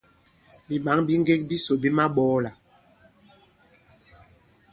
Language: Bankon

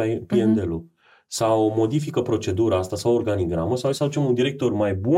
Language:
Romanian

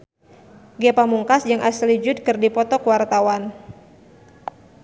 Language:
Sundanese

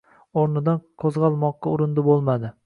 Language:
Uzbek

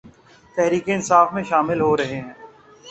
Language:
Urdu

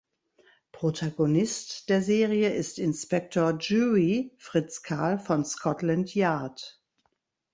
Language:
German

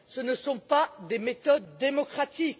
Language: French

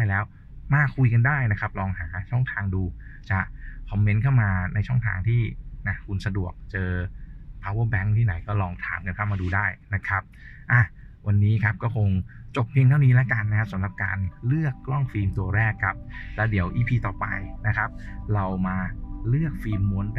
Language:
Thai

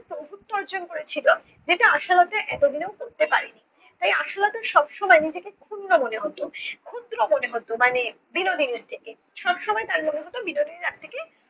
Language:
Bangla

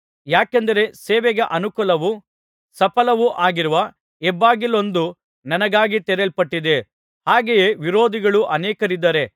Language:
Kannada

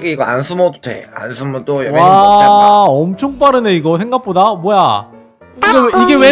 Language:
Korean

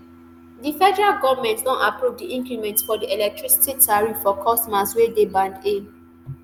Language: Nigerian Pidgin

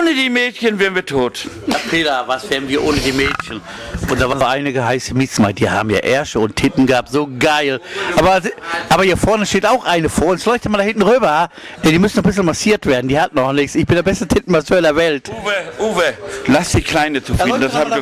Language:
German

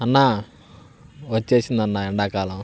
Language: Telugu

